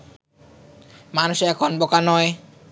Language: Bangla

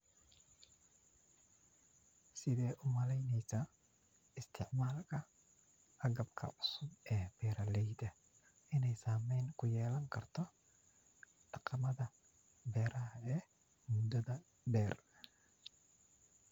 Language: Somali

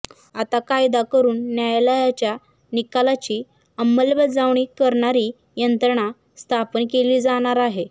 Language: Marathi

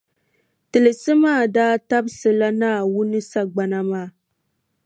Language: Dagbani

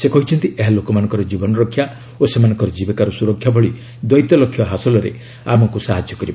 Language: Odia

